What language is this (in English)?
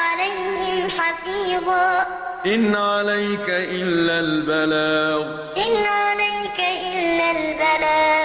Arabic